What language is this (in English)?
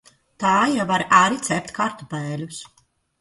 Latvian